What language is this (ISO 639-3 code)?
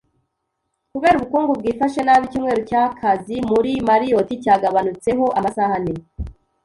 kin